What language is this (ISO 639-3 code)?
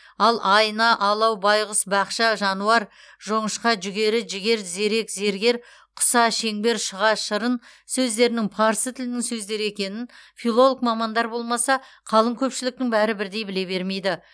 kaz